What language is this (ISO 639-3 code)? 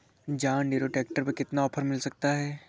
hin